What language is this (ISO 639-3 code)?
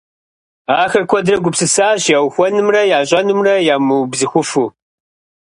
kbd